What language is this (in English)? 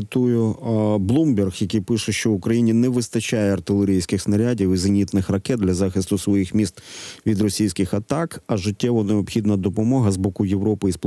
Ukrainian